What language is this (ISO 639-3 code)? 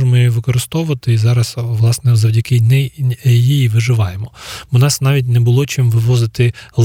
ukr